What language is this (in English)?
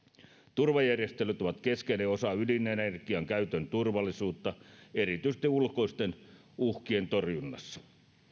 Finnish